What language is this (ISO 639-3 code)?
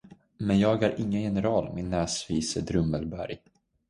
swe